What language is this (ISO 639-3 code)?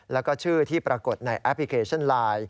tha